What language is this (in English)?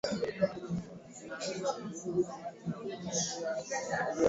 Swahili